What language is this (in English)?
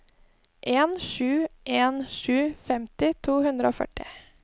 Norwegian